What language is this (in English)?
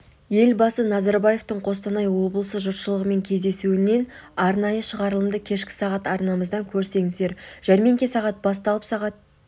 Kazakh